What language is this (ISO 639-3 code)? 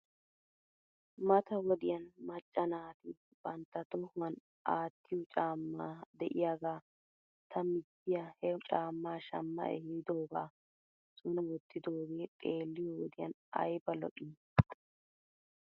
wal